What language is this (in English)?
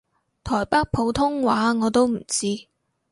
Cantonese